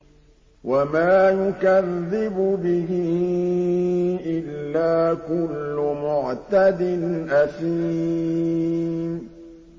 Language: Arabic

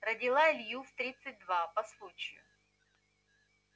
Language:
Russian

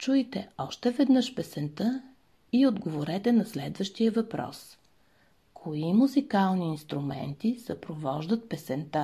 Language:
Bulgarian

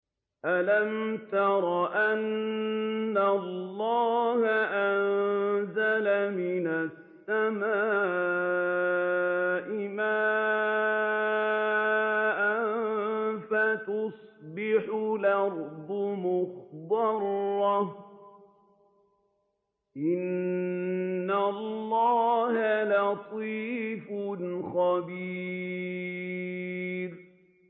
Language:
Arabic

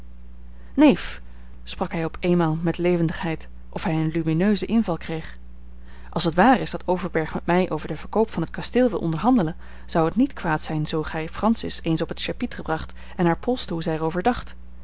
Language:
Dutch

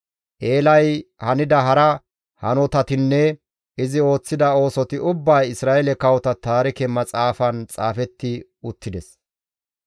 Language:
Gamo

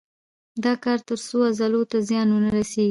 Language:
Pashto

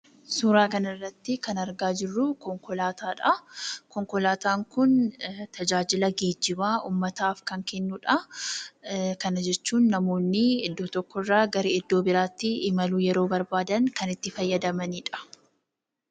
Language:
Oromo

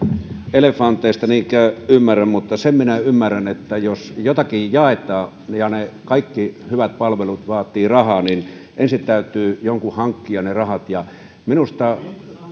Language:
Finnish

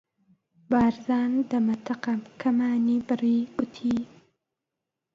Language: Central Kurdish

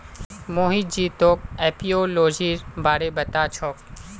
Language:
Magahi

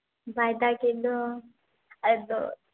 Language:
Santali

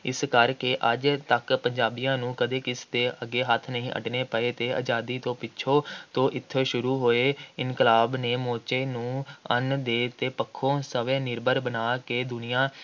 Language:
Punjabi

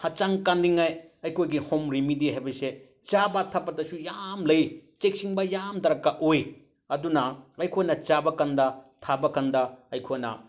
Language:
Manipuri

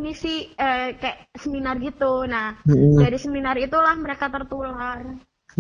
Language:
Indonesian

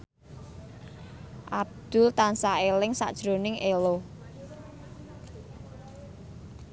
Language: Javanese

